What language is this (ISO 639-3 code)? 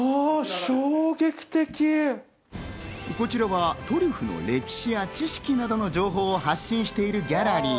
jpn